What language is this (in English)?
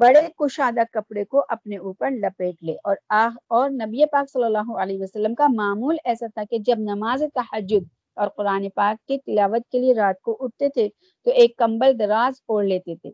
Urdu